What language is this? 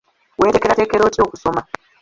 Ganda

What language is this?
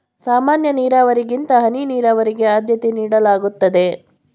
Kannada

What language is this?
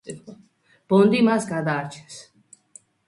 Georgian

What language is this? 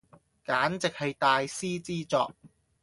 Cantonese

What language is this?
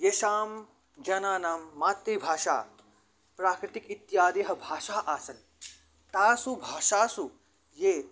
Sanskrit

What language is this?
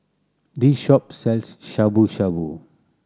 English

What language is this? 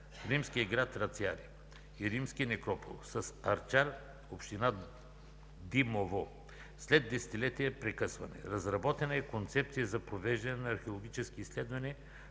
Bulgarian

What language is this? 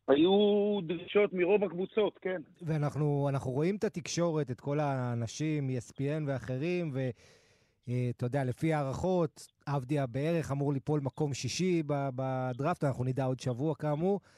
Hebrew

